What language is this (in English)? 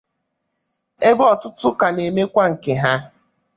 Igbo